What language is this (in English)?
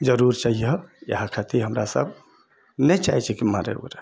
Maithili